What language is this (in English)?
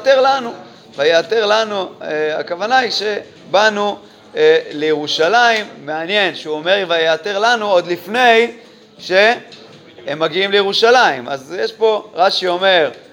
Hebrew